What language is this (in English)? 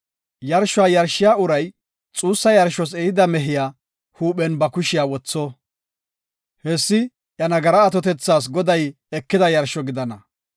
Gofa